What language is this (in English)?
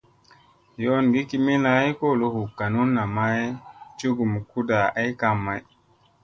Musey